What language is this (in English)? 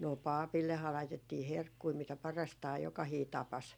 Finnish